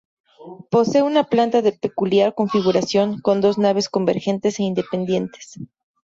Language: Spanish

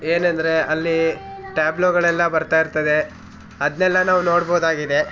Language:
Kannada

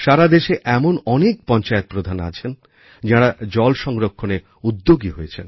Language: Bangla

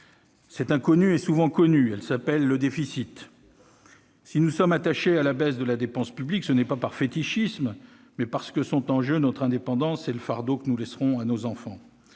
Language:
French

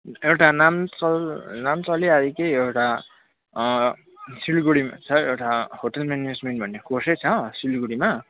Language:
Nepali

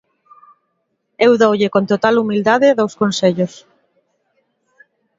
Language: Galician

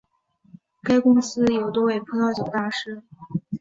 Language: Chinese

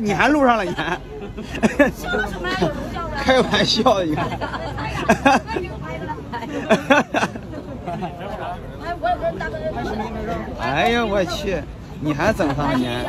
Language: Chinese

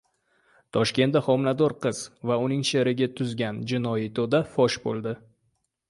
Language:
Uzbek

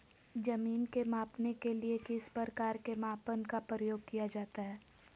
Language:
Magahi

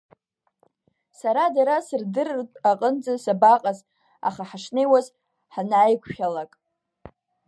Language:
Abkhazian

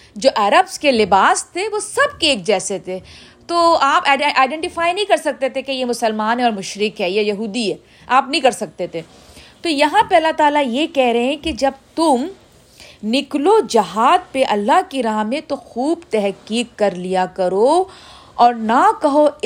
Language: Urdu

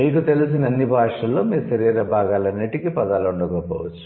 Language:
Telugu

